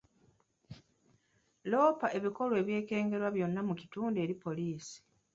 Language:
Ganda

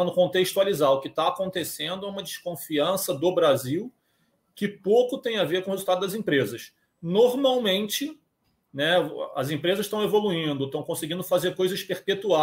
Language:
Portuguese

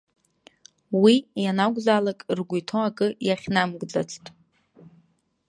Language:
Abkhazian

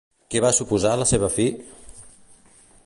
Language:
Catalan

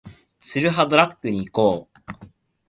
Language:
Japanese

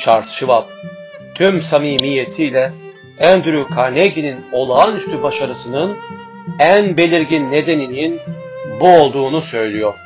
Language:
Turkish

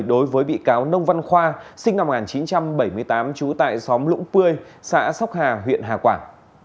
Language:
Vietnamese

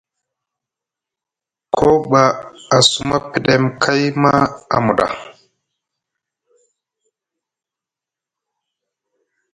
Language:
Musgu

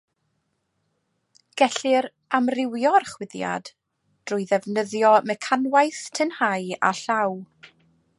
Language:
Welsh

